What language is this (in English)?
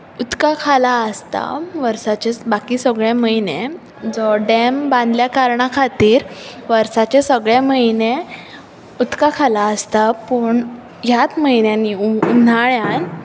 Konkani